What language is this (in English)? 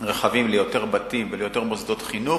Hebrew